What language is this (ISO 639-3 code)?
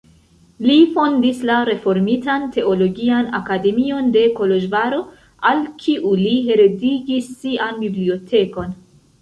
epo